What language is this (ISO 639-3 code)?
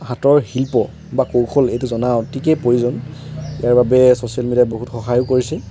asm